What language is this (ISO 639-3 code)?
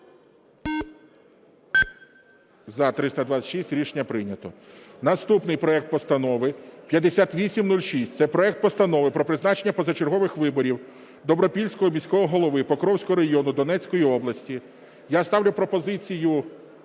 ukr